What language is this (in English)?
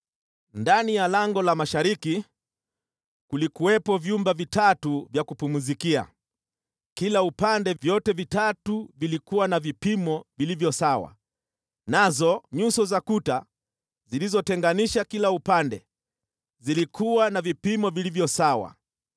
Swahili